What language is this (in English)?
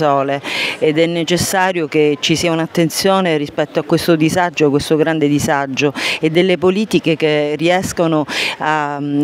Italian